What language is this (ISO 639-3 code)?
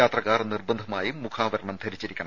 mal